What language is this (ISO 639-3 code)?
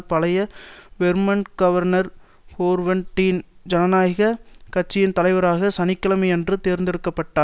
tam